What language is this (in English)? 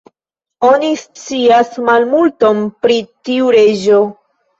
Esperanto